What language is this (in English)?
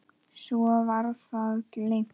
Icelandic